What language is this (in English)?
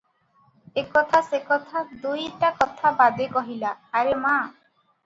Odia